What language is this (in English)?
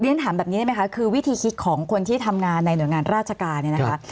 Thai